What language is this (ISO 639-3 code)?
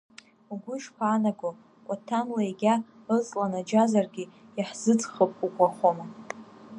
abk